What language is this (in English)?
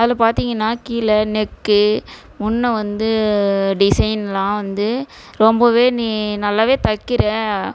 Tamil